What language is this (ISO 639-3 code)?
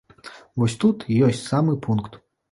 bel